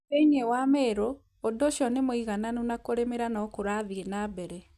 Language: Kikuyu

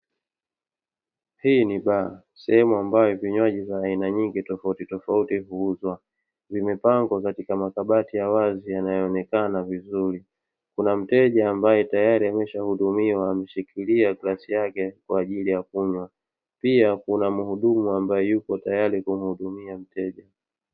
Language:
Swahili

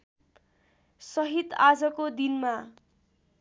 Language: Nepali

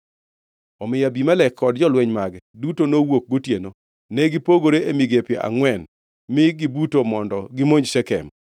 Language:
Luo (Kenya and Tanzania)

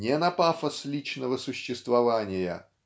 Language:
Russian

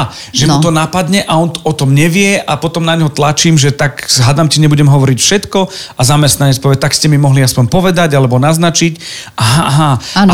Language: Slovak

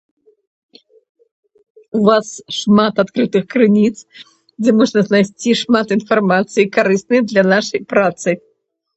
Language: Belarusian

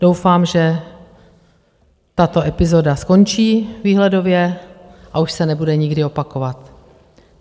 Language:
Czech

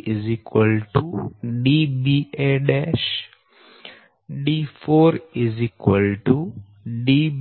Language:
Gujarati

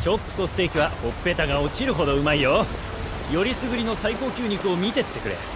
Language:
Japanese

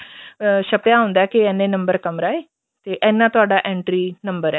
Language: Punjabi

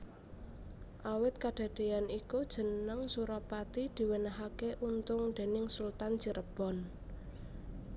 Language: Javanese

